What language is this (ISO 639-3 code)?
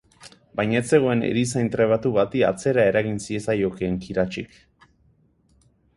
eus